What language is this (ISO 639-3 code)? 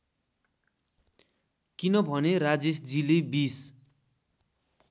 nep